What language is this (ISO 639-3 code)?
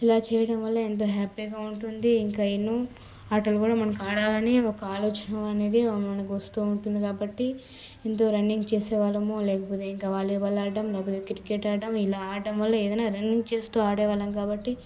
tel